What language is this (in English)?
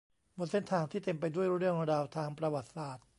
Thai